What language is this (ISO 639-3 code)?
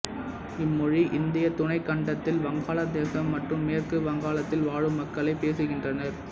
tam